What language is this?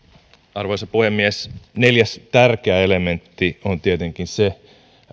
Finnish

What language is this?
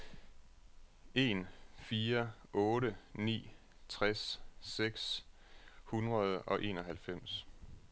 Danish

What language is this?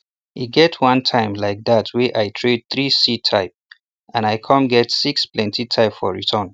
Nigerian Pidgin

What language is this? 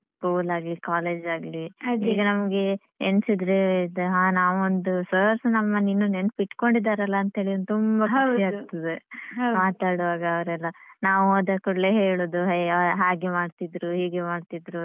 Kannada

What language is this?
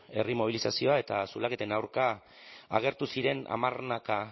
Basque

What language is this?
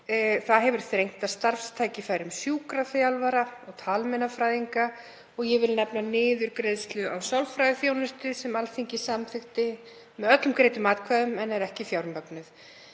Icelandic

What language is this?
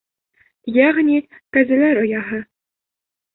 Bashkir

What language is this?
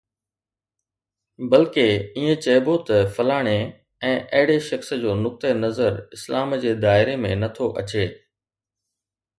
Sindhi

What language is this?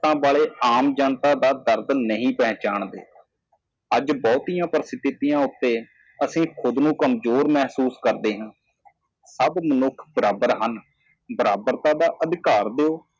Punjabi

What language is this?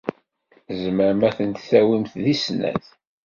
Kabyle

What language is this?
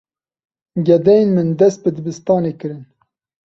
Kurdish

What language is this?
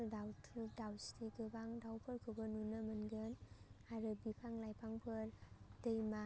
Bodo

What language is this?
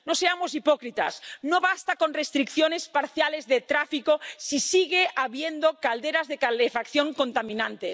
Spanish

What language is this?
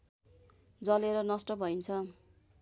Nepali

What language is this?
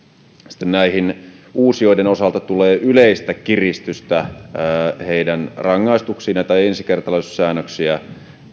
Finnish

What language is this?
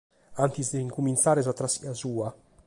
Sardinian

